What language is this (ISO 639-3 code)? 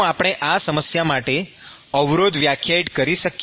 guj